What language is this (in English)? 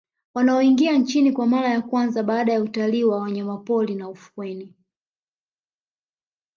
Swahili